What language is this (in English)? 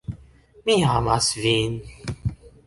Esperanto